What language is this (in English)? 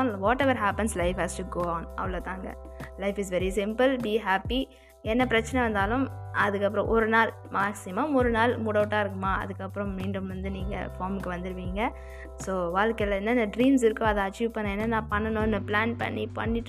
Tamil